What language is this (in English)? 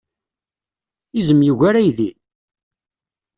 Kabyle